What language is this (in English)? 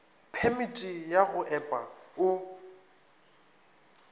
Northern Sotho